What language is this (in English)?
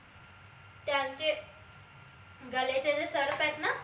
Marathi